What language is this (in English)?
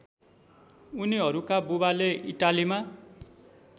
Nepali